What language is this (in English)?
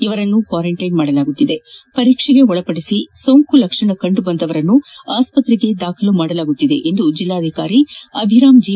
Kannada